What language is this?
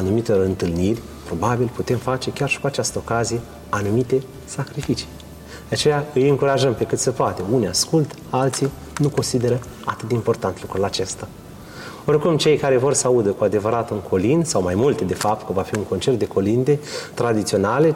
Romanian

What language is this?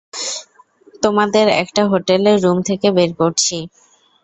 Bangla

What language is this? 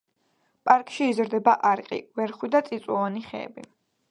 Georgian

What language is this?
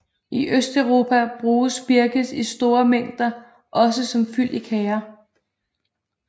Danish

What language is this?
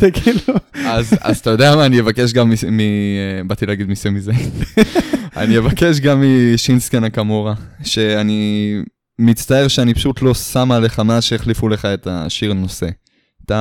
Hebrew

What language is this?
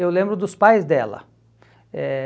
Portuguese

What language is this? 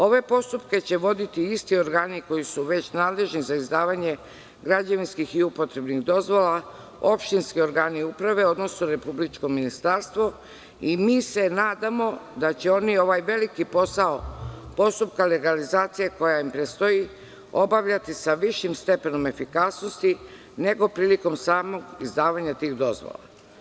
Serbian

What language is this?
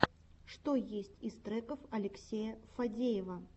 Russian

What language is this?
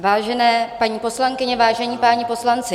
Czech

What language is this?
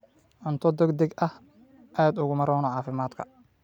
Somali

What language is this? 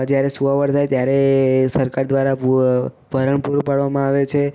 Gujarati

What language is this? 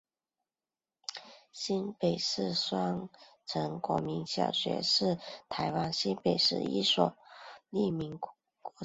Chinese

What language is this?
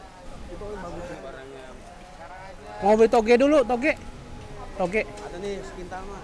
Indonesian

